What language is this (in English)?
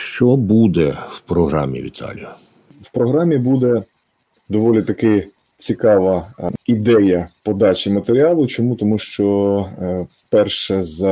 Ukrainian